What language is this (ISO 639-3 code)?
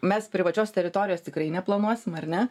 lit